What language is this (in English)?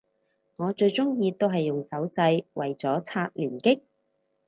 Cantonese